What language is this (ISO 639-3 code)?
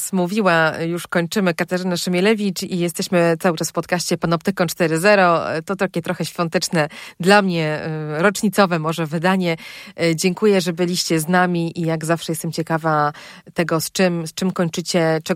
pol